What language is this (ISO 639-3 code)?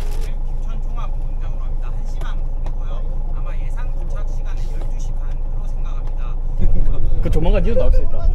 kor